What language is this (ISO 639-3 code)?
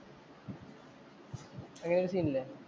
mal